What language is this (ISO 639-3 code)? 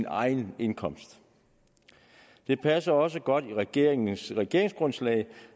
dan